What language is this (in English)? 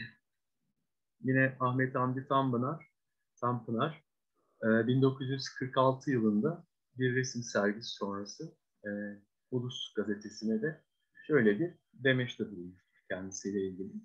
Turkish